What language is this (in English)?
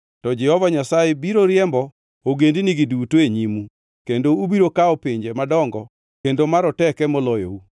Luo (Kenya and Tanzania)